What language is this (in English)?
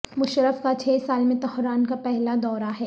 Urdu